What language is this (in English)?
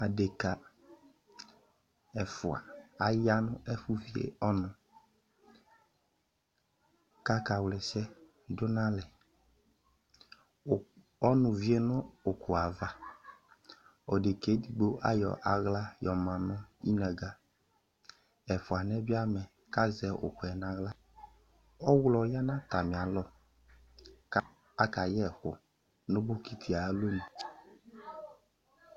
Ikposo